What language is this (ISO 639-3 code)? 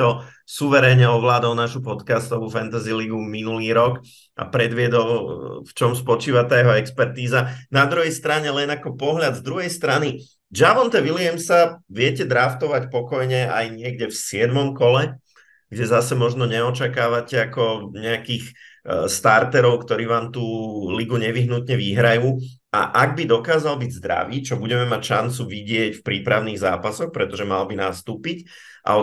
slk